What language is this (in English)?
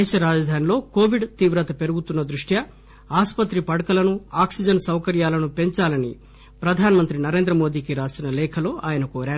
Telugu